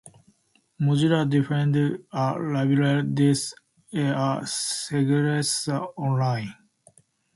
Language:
Portuguese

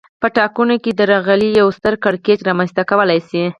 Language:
Pashto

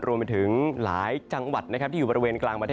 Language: Thai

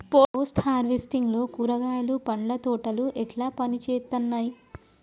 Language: Telugu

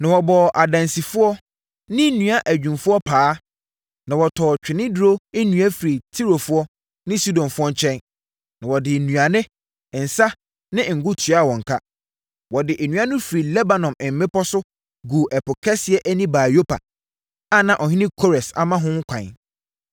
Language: Akan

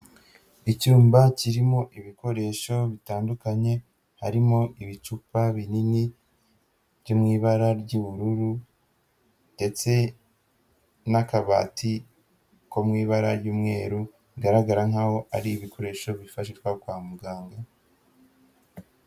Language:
Kinyarwanda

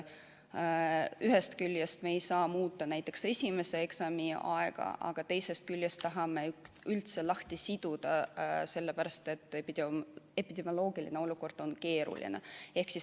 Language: Estonian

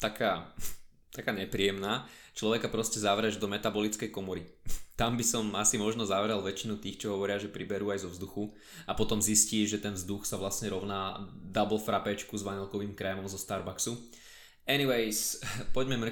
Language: Slovak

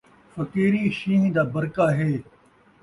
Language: Saraiki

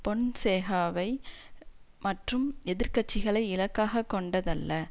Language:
Tamil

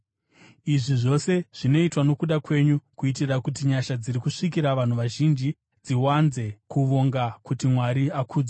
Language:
Shona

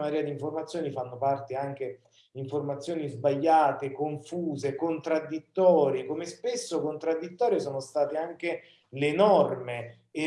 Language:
Italian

